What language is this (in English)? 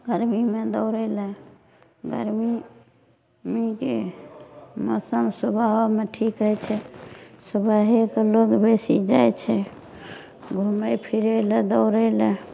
Maithili